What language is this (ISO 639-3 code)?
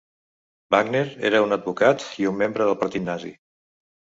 cat